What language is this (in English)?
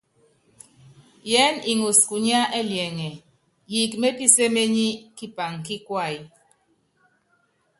Yangben